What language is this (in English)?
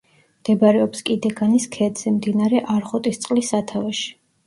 Georgian